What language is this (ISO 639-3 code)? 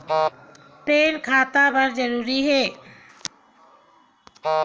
hne